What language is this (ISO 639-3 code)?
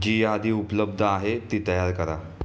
mar